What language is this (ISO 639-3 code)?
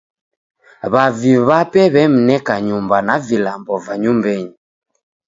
dav